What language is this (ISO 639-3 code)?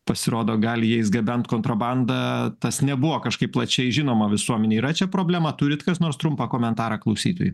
lit